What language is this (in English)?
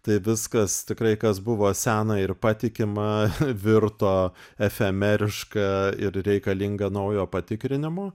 Lithuanian